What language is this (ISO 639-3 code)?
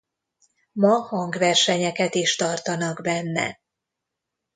hun